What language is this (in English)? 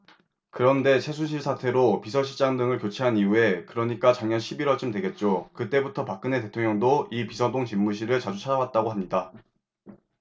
Korean